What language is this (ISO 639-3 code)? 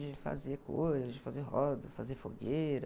por